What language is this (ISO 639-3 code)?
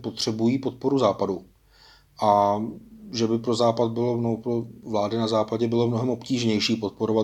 ces